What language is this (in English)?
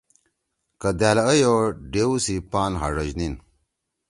Torwali